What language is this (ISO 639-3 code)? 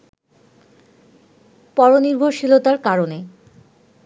ben